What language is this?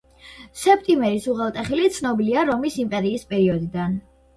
Georgian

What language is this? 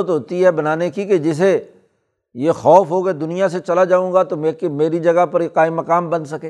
Urdu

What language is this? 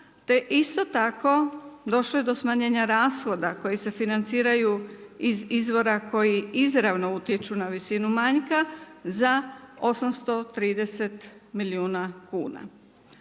Croatian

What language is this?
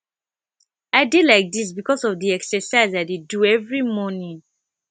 Nigerian Pidgin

